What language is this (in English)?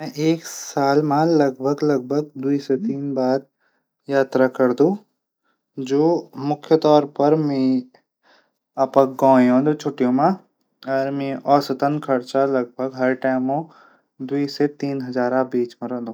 Garhwali